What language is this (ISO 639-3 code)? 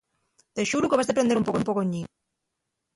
ast